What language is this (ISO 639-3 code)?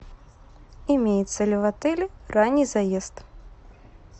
rus